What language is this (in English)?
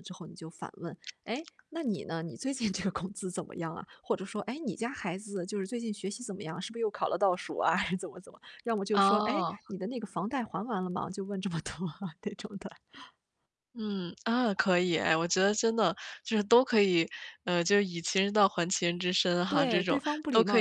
Chinese